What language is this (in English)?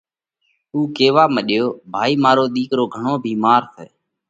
Parkari Koli